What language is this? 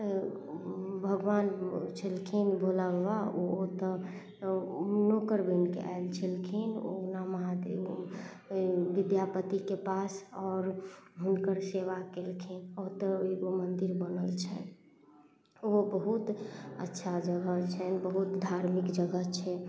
Maithili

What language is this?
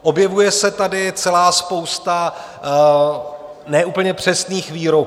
Czech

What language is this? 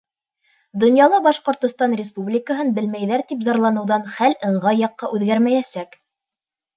Bashkir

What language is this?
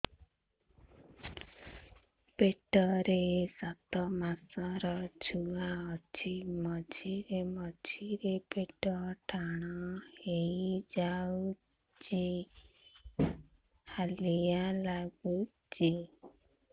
Odia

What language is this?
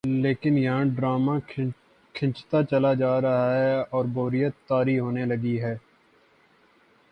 Urdu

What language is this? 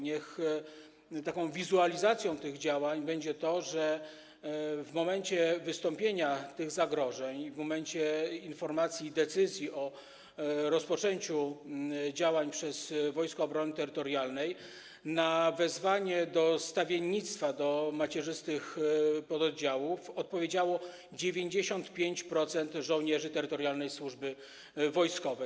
Polish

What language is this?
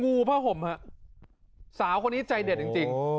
Thai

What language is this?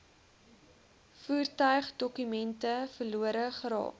Afrikaans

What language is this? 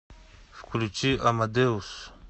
Russian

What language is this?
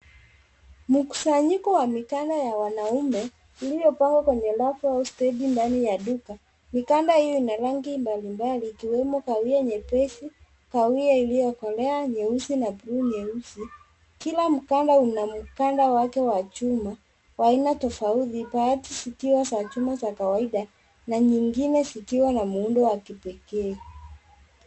Swahili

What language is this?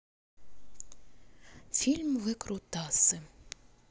Russian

